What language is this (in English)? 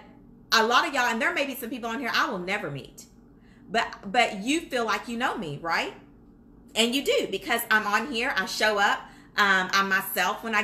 English